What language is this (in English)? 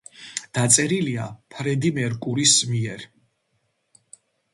Georgian